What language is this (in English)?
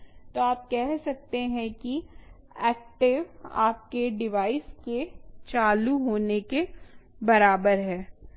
Hindi